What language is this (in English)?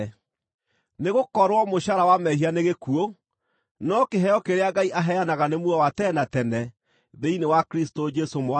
Kikuyu